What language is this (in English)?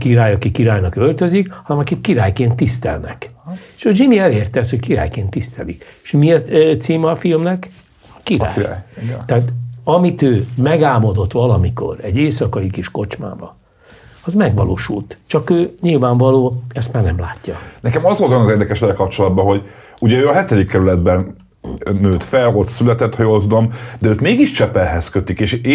Hungarian